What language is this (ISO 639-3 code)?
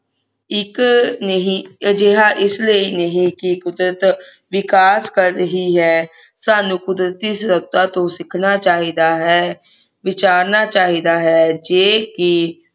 pan